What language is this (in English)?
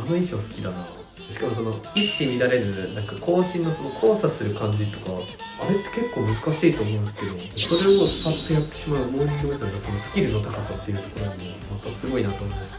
Japanese